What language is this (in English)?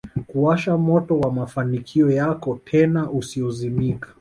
Swahili